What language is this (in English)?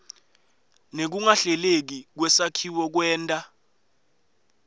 Swati